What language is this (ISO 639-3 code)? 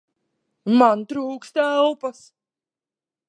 lav